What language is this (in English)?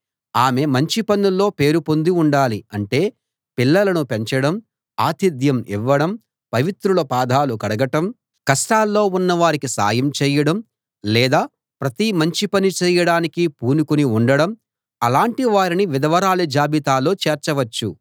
Telugu